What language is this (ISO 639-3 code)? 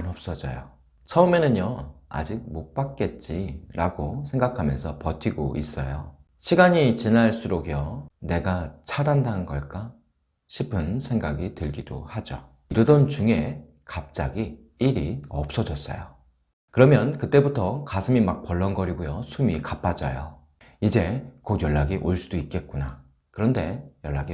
kor